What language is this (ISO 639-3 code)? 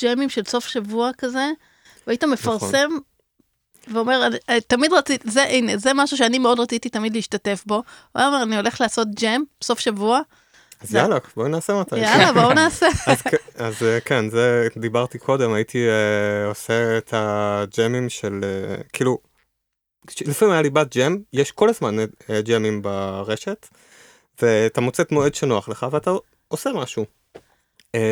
heb